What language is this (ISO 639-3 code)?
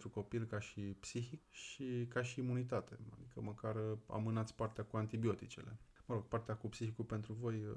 ron